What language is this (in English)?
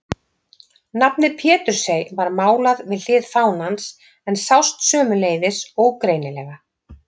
Icelandic